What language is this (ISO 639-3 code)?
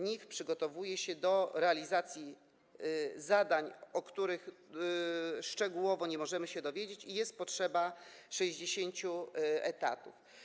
pol